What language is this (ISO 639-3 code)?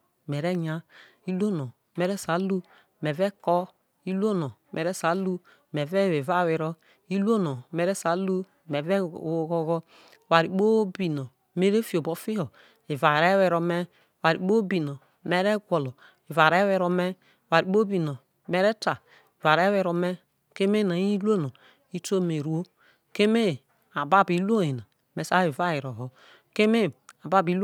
iso